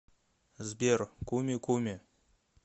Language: Russian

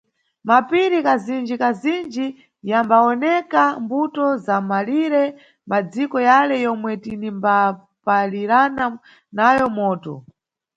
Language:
Nyungwe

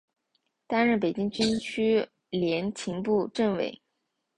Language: Chinese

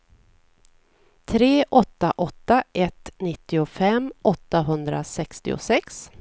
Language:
Swedish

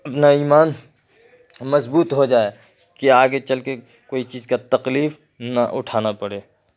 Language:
Urdu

